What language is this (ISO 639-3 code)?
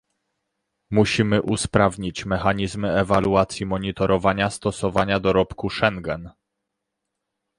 pol